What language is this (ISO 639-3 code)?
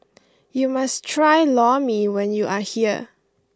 eng